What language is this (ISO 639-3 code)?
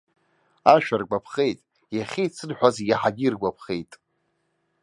abk